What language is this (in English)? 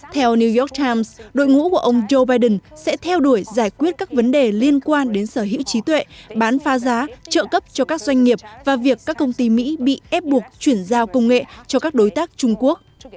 Vietnamese